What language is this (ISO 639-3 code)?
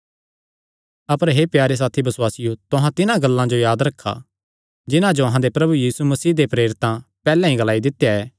xnr